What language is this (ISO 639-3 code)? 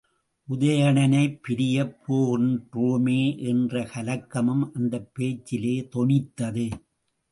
tam